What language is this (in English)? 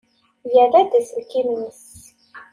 Kabyle